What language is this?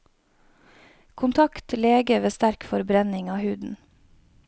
Norwegian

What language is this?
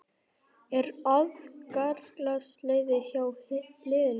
Icelandic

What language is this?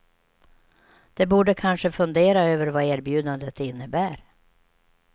Swedish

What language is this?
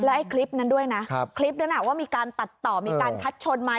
Thai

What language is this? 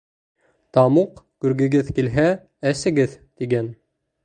Bashkir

